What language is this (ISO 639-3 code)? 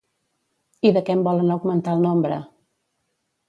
cat